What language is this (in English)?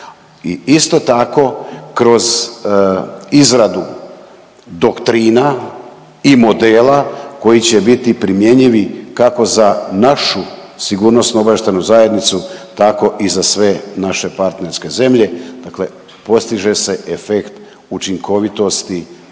Croatian